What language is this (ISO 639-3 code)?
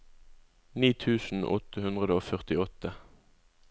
nor